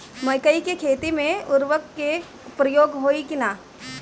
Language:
Bhojpuri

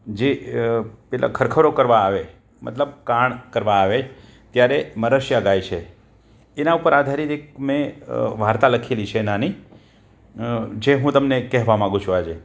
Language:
Gujarati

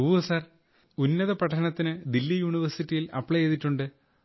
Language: Malayalam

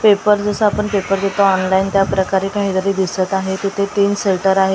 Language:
Marathi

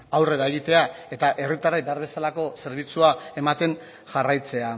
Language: Basque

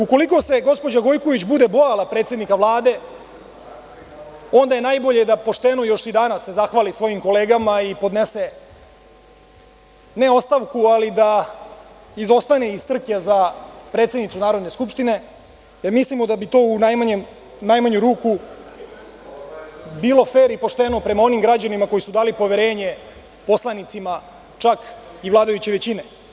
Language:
Serbian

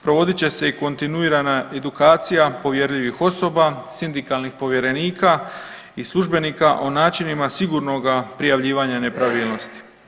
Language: Croatian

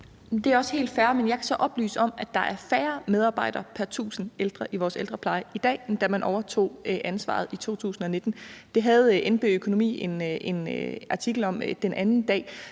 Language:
Danish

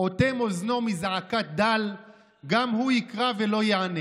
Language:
Hebrew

